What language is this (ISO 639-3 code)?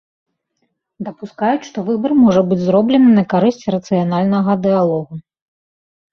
bel